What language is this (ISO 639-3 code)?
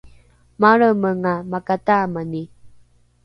dru